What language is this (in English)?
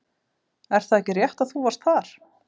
Icelandic